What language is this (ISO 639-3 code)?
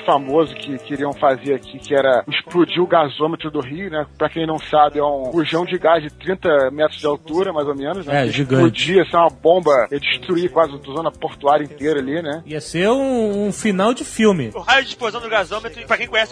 por